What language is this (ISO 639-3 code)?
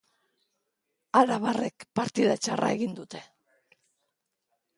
eus